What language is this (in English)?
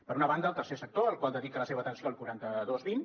Catalan